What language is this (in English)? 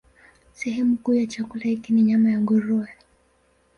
Swahili